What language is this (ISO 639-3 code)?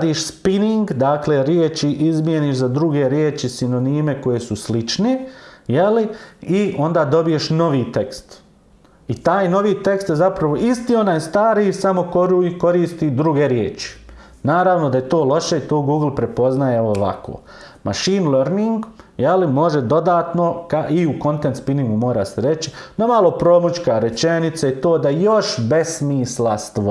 srp